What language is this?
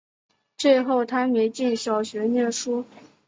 Chinese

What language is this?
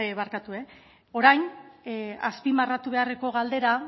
Basque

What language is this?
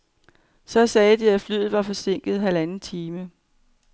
Danish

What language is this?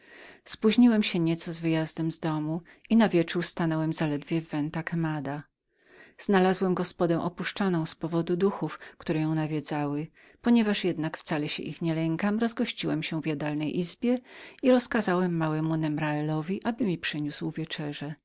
Polish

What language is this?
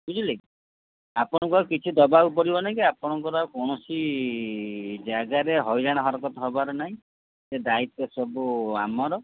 Odia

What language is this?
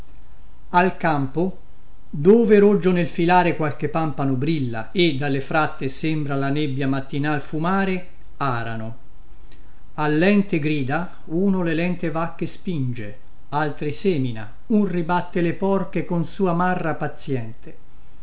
Italian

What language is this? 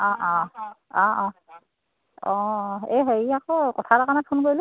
Assamese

